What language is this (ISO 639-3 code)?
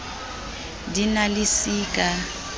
sot